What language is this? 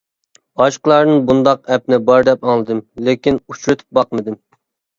Uyghur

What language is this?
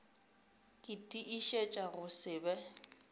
Northern Sotho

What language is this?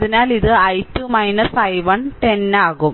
Malayalam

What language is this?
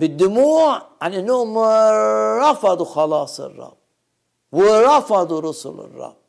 Arabic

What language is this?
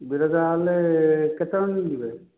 Odia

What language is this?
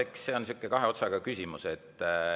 Estonian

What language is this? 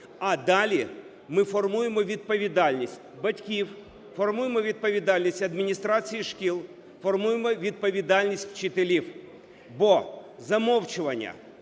Ukrainian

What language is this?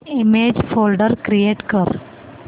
Marathi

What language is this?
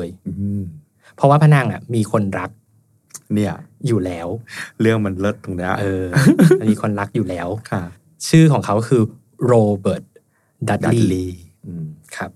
Thai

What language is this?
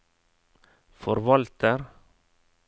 Norwegian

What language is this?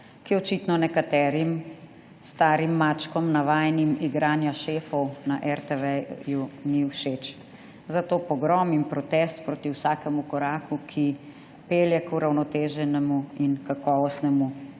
Slovenian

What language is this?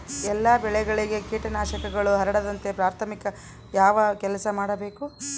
Kannada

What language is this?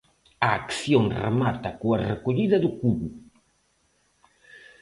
Galician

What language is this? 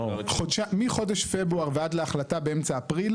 Hebrew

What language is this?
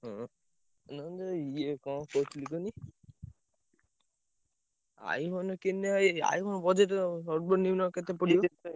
Odia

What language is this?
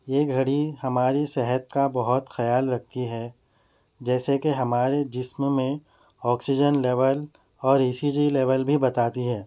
Urdu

